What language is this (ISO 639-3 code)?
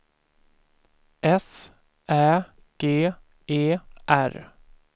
swe